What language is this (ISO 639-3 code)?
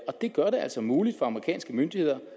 dan